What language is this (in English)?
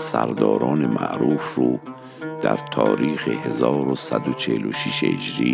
Persian